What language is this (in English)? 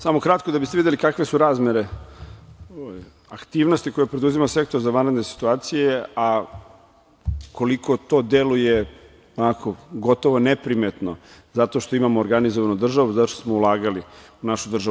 Serbian